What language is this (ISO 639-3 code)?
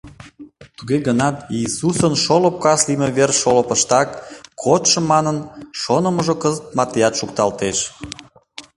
chm